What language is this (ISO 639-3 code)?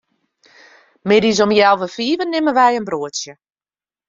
fry